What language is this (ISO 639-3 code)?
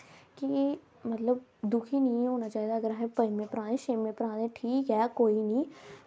doi